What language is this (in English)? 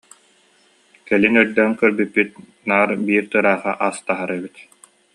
Yakut